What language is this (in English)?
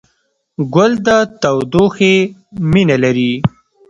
Pashto